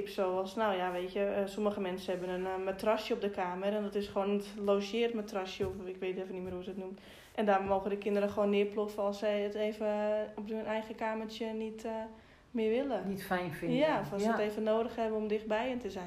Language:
Dutch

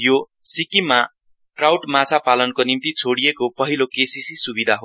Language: Nepali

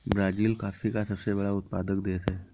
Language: Hindi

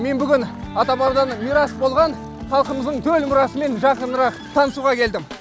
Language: Kazakh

